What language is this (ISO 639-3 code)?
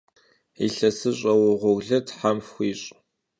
kbd